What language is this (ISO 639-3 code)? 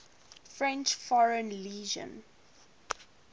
eng